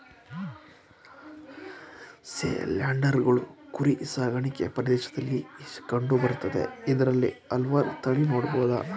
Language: Kannada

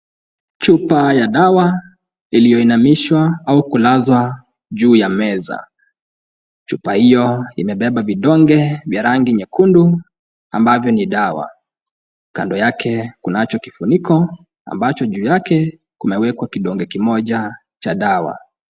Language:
Swahili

